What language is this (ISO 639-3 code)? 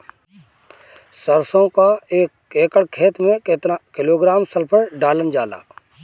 bho